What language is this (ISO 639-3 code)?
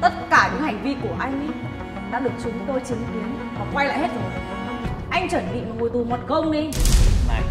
vie